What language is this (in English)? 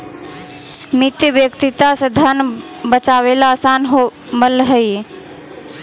Magahi